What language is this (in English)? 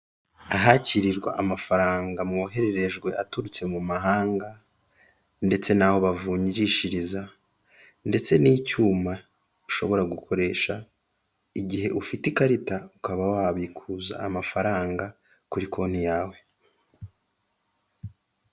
Kinyarwanda